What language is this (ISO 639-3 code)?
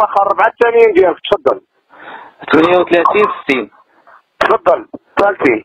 ara